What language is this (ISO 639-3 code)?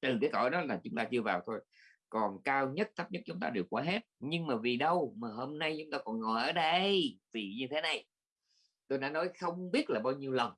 vie